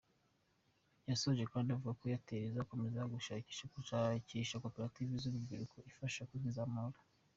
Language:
Kinyarwanda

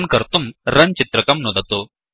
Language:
Sanskrit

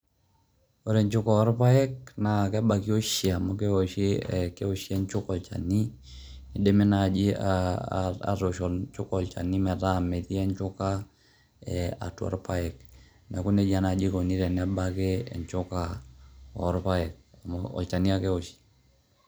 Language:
Masai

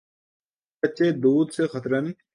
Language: Urdu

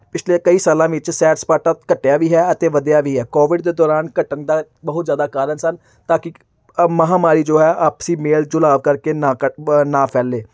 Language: Punjabi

